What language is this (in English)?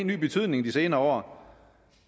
Danish